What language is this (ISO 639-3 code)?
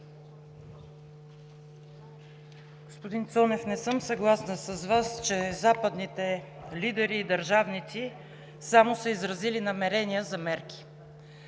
bul